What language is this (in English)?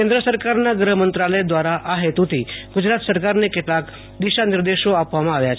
Gujarati